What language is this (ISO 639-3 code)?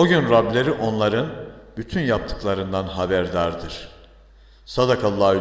tur